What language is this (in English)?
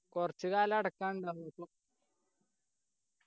Malayalam